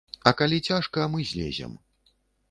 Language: Belarusian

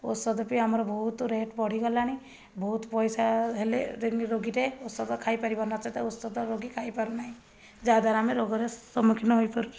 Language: Odia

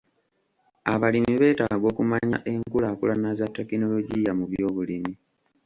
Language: Ganda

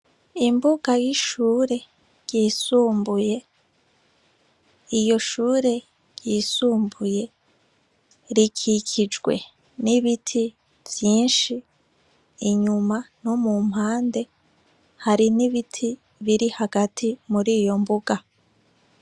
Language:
Rundi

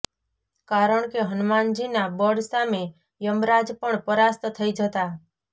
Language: Gujarati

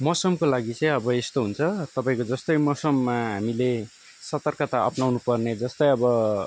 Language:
Nepali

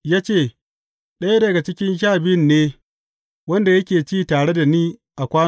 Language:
Hausa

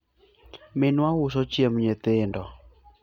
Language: Luo (Kenya and Tanzania)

